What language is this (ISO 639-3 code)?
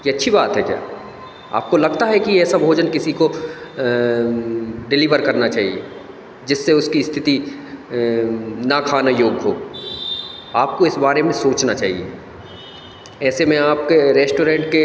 hin